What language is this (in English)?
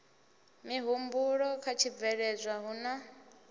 Venda